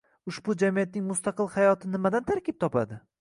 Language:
Uzbek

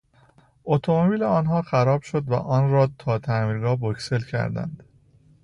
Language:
Persian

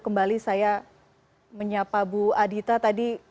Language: Indonesian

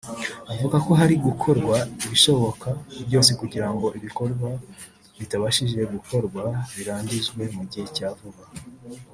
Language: Kinyarwanda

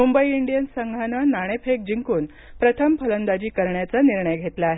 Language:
Marathi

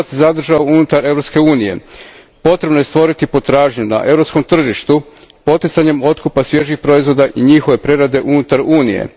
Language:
Croatian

